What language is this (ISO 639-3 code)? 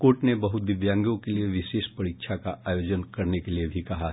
hin